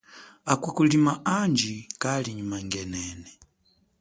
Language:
Chokwe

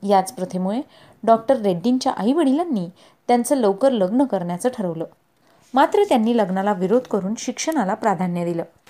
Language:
Marathi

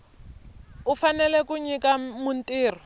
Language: Tsonga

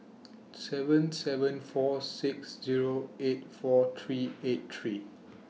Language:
English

